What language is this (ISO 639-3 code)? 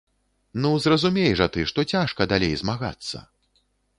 bel